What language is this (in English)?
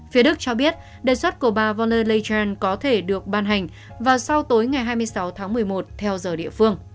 Vietnamese